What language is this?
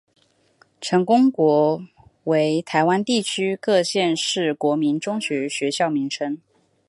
Chinese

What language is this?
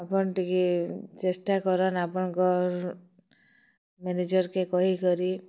Odia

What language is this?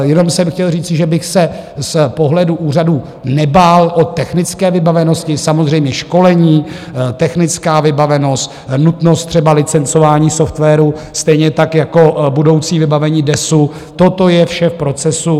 Czech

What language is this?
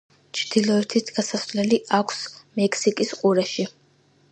Georgian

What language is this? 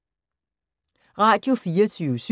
Danish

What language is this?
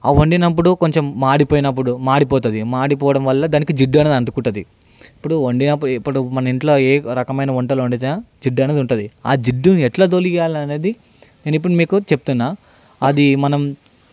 Telugu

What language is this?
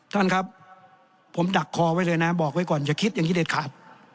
Thai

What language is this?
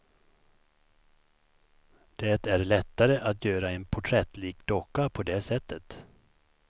Swedish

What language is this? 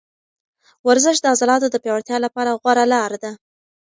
Pashto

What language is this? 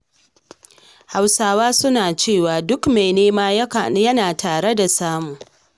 Hausa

